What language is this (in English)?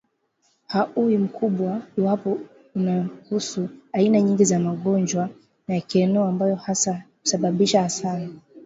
Swahili